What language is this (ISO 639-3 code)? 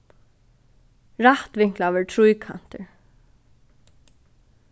fao